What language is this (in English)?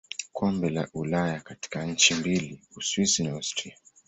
Swahili